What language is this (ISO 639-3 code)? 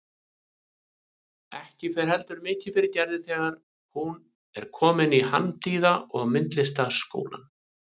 isl